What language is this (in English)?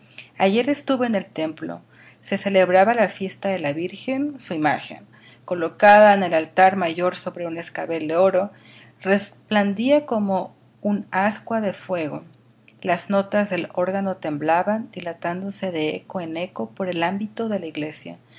Spanish